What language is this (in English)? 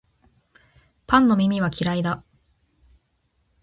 Japanese